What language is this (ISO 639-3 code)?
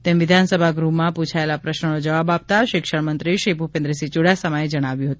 guj